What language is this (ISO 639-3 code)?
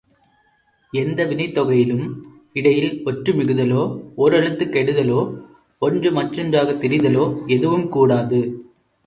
tam